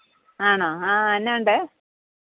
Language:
Malayalam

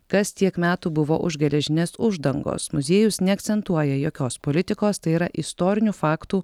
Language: Lithuanian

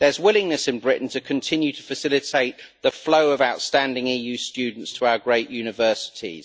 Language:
English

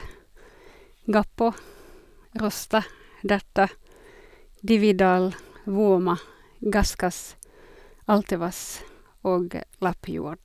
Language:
Norwegian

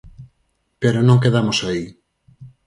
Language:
Galician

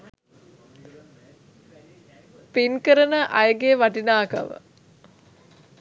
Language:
Sinhala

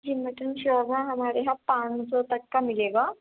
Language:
Urdu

